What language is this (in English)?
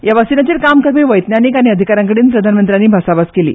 Konkani